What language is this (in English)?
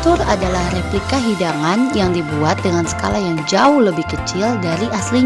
Indonesian